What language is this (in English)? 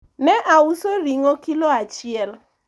Luo (Kenya and Tanzania)